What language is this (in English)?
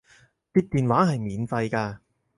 Cantonese